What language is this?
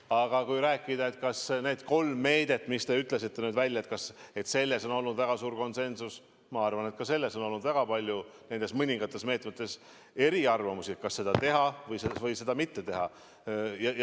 Estonian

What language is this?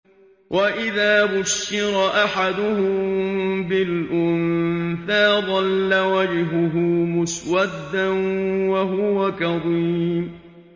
Arabic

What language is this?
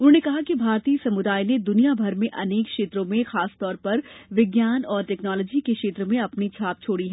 Hindi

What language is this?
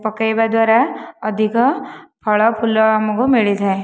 Odia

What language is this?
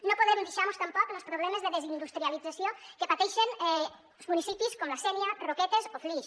Catalan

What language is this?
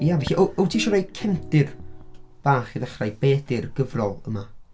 Welsh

